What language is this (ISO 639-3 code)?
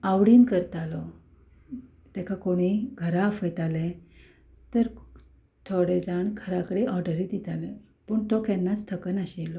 kok